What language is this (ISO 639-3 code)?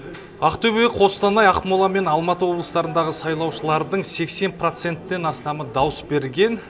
kaz